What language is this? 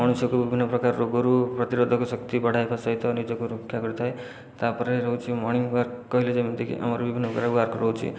Odia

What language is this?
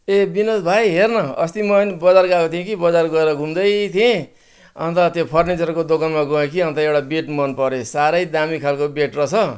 Nepali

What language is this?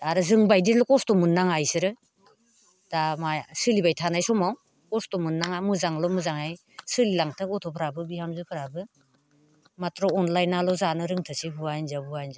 Bodo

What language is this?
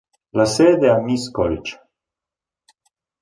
Italian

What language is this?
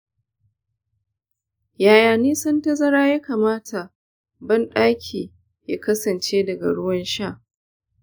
Hausa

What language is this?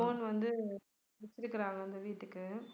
Tamil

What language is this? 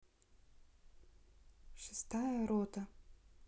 Russian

